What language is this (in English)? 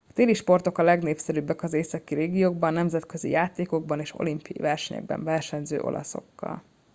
Hungarian